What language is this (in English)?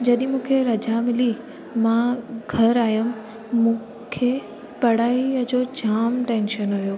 Sindhi